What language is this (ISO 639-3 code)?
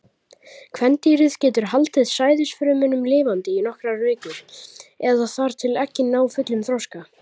isl